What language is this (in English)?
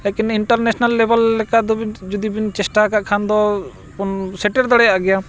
Santali